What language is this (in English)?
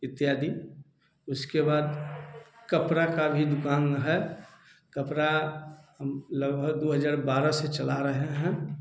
Hindi